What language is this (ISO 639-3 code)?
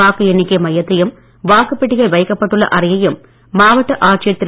tam